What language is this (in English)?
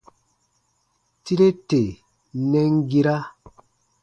Baatonum